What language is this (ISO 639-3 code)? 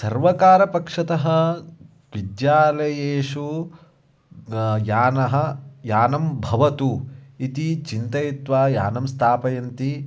san